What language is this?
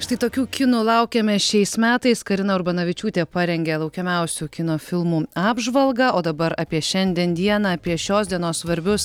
Lithuanian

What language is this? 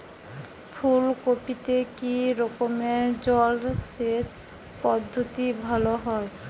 Bangla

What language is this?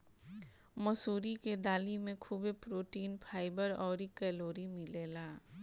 Bhojpuri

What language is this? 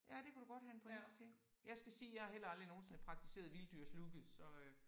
Danish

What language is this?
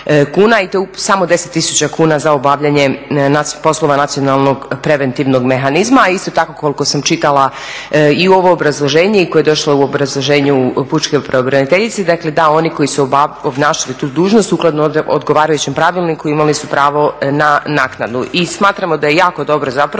Croatian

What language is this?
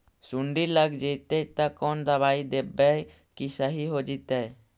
Magahi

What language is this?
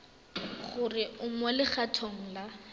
Tswana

